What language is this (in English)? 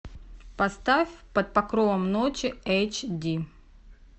Russian